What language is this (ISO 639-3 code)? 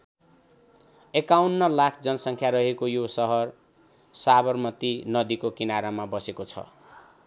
nep